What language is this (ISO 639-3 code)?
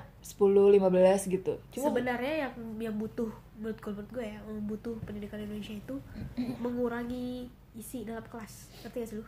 ind